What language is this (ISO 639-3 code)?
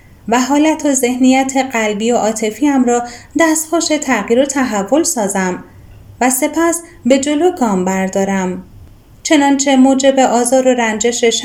fas